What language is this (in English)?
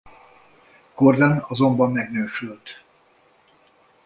Hungarian